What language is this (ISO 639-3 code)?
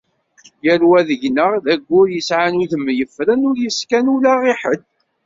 kab